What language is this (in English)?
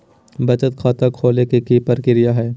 Magahi